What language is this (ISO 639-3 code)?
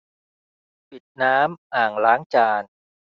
tha